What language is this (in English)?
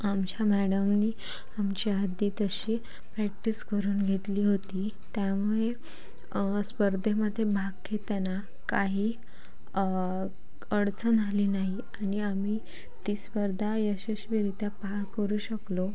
Marathi